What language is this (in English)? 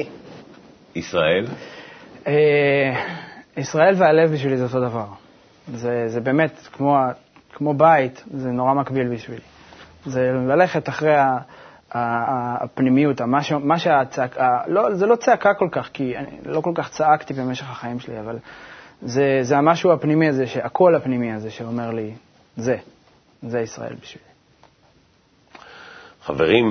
Hebrew